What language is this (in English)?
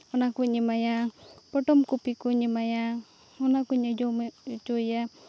Santali